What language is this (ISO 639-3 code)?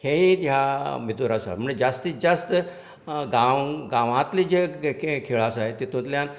kok